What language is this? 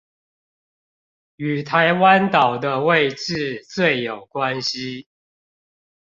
Chinese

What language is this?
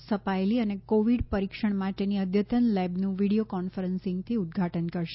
Gujarati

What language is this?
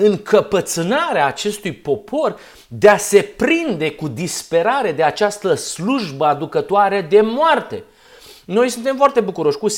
Romanian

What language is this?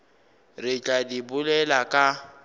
Northern Sotho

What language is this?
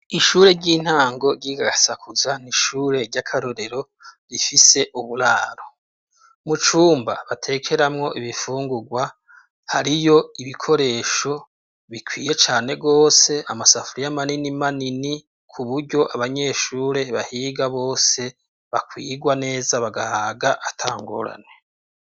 Rundi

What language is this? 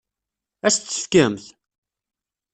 Kabyle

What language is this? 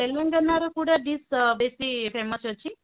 Odia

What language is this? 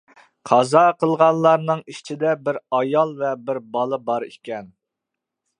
Uyghur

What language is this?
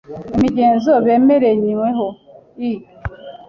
Kinyarwanda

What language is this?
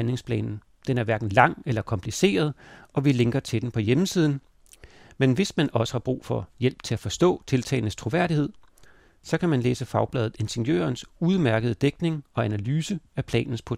Danish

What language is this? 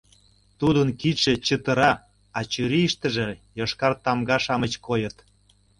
Mari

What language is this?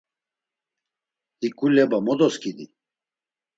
Laz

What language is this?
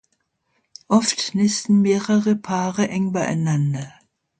German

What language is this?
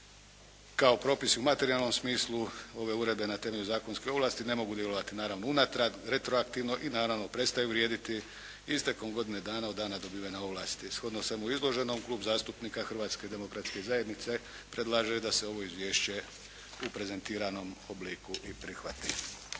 Croatian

